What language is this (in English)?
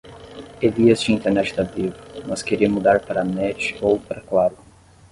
Portuguese